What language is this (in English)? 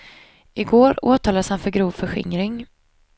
Swedish